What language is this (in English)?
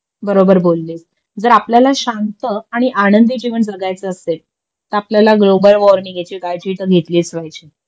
Marathi